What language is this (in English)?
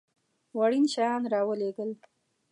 Pashto